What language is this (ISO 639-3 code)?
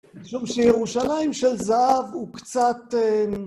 heb